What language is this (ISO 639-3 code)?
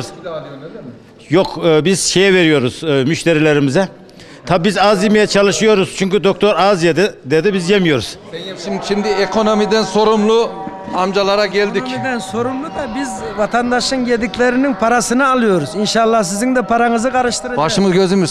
tur